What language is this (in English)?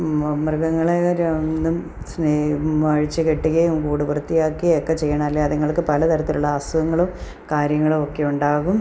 Malayalam